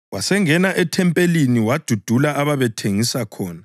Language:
North Ndebele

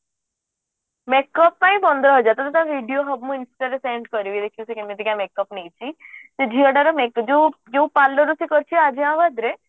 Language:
Odia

